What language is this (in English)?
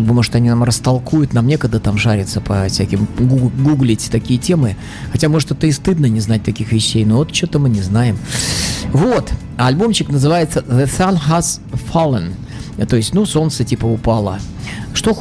Russian